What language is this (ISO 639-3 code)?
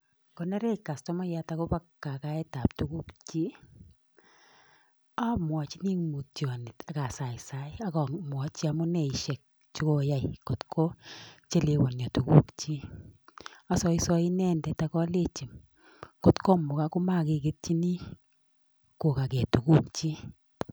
kln